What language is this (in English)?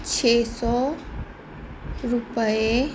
Punjabi